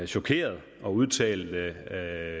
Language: Danish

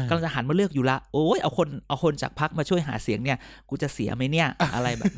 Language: Thai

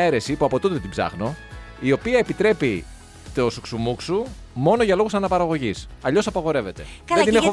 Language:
Greek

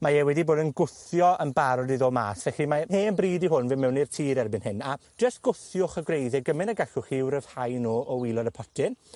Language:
Welsh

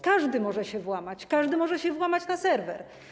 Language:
Polish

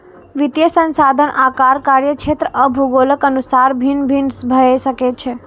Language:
Maithili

